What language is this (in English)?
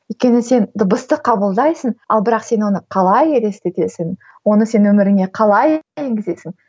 Kazakh